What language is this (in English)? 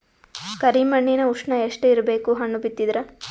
Kannada